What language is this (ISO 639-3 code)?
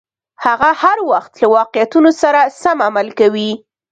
pus